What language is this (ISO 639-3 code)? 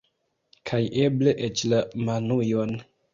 epo